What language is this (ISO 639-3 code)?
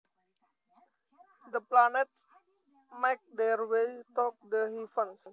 jav